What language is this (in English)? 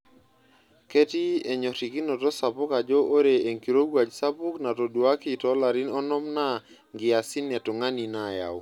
Masai